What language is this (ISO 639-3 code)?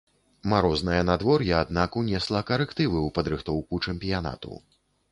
bel